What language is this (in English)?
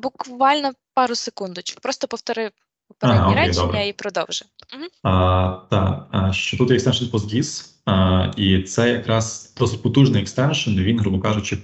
Ukrainian